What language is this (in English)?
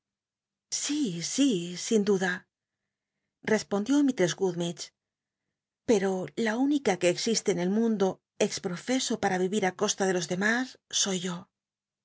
Spanish